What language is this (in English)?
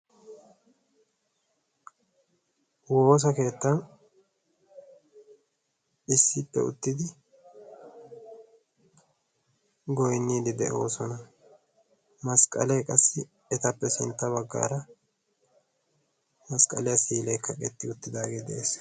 Wolaytta